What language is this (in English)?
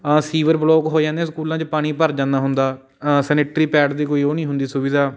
Punjabi